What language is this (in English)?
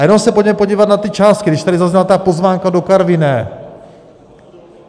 Czech